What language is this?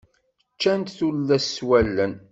Kabyle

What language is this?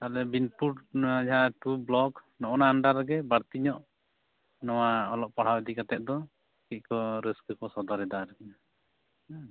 Santali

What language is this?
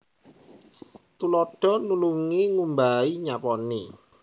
Javanese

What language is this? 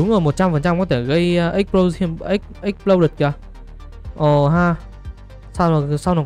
Vietnamese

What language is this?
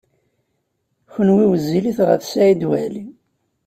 Kabyle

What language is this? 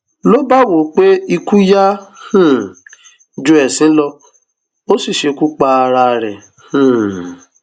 Yoruba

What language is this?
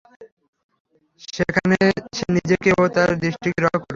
Bangla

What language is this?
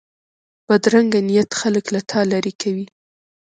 Pashto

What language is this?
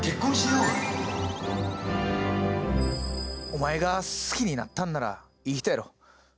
Japanese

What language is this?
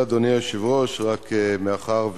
Hebrew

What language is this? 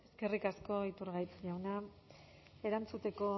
Basque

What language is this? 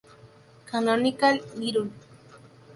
Spanish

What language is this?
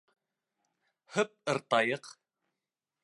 Bashkir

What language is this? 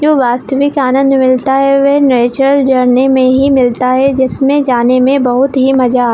Hindi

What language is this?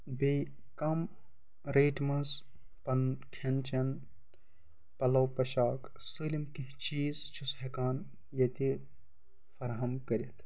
Kashmiri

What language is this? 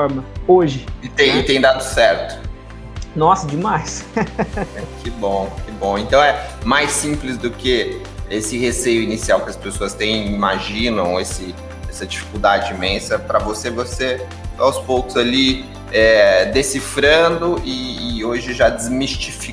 Portuguese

